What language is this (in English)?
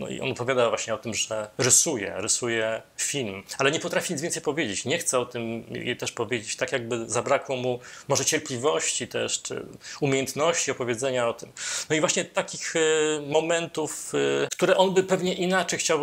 Polish